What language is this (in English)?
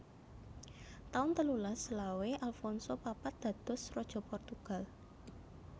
Javanese